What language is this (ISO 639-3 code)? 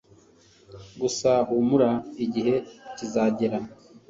kin